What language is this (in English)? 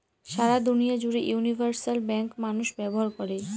Bangla